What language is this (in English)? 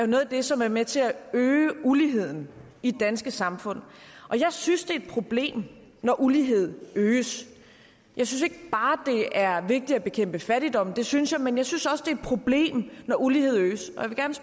Danish